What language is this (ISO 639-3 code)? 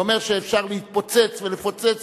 heb